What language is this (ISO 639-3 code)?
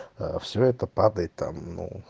rus